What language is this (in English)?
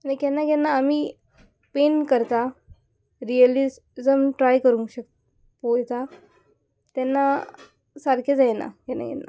Konkani